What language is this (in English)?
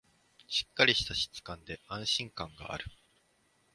Japanese